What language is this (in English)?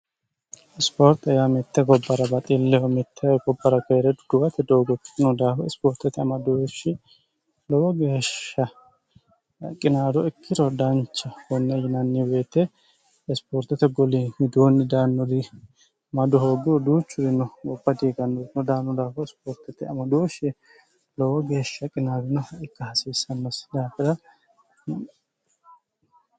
Sidamo